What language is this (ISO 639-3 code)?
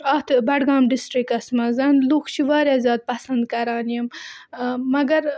kas